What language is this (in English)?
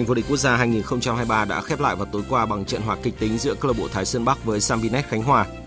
Vietnamese